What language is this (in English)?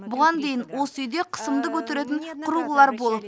Kazakh